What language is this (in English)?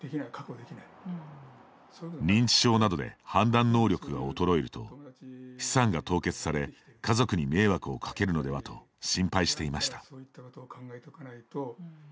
Japanese